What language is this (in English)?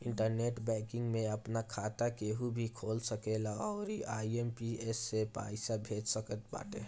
Bhojpuri